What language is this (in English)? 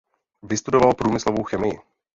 Czech